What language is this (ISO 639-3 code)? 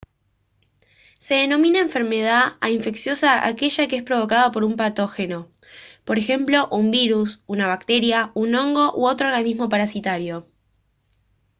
spa